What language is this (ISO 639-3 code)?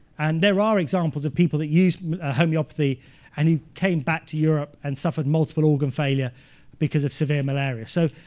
eng